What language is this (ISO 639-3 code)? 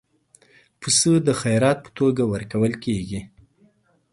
pus